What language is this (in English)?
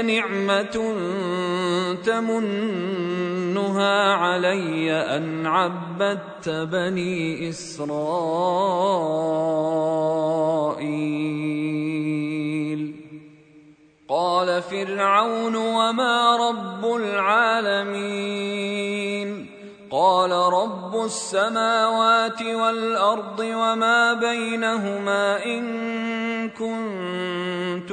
Arabic